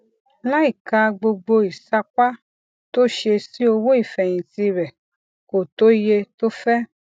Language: Yoruba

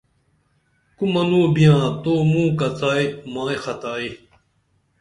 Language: Dameli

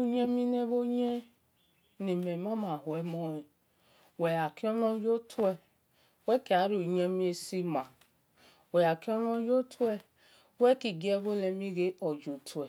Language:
Esan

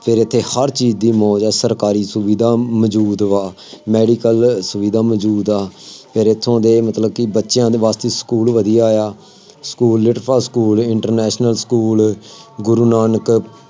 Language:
Punjabi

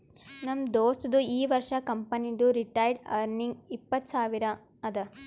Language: Kannada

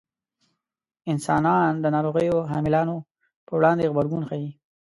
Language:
Pashto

